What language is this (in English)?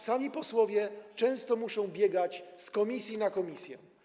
Polish